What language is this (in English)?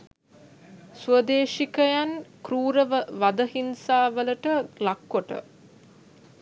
Sinhala